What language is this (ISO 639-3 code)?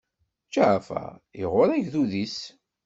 kab